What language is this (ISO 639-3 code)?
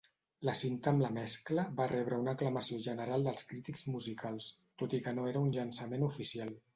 cat